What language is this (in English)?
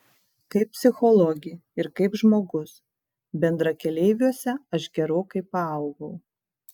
Lithuanian